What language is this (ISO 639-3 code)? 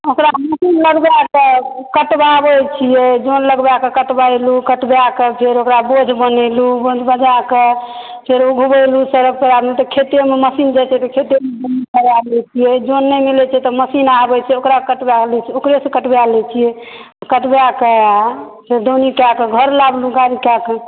mai